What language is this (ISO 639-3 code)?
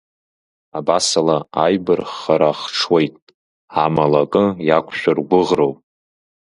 abk